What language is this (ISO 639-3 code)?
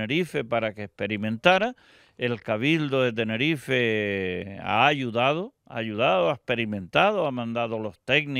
spa